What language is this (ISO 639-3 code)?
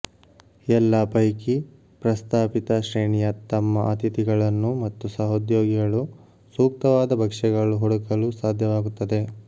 kan